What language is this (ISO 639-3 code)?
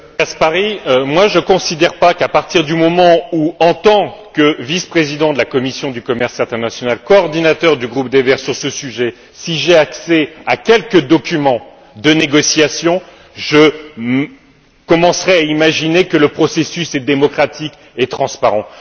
fra